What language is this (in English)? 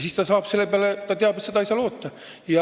Estonian